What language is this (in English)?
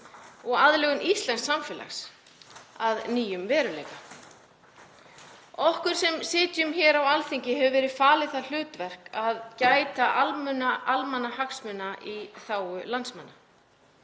Icelandic